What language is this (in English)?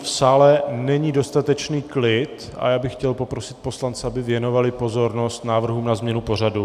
Czech